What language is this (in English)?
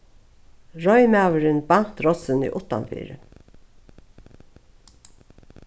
Faroese